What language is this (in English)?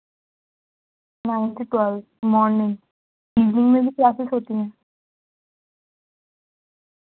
Urdu